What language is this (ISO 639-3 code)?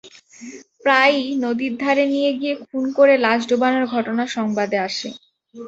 ben